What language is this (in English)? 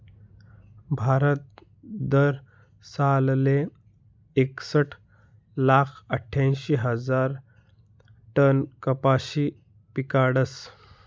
Marathi